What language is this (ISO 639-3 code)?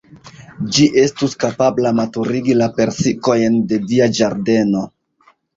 epo